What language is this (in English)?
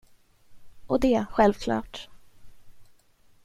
Swedish